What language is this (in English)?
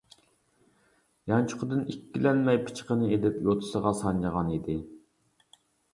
Uyghur